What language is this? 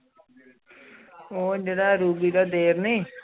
Punjabi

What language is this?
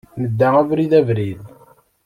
Kabyle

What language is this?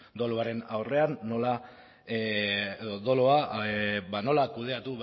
Basque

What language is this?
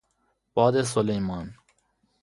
Persian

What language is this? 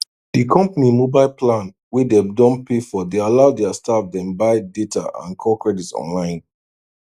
Nigerian Pidgin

